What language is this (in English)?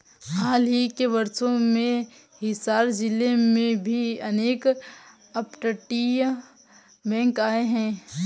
Hindi